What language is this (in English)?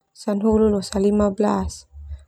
Termanu